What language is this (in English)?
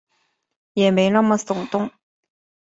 Chinese